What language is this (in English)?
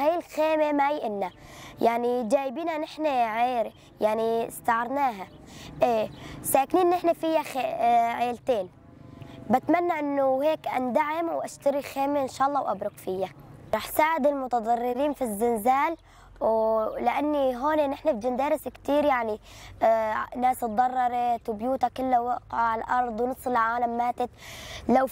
Arabic